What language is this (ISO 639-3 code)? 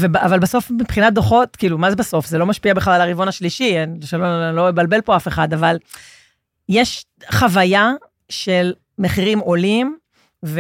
heb